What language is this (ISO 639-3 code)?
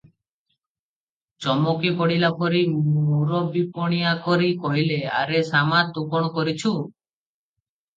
ori